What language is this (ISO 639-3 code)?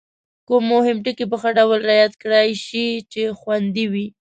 pus